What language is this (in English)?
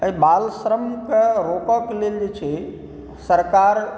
Maithili